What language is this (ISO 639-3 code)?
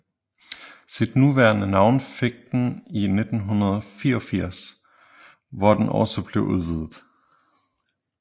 dan